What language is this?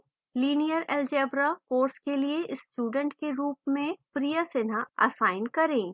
Hindi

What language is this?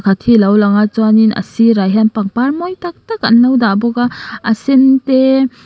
Mizo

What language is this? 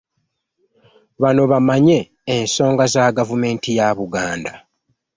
Ganda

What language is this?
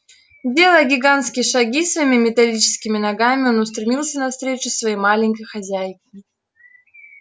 Russian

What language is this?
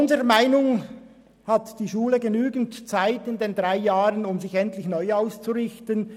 Swiss German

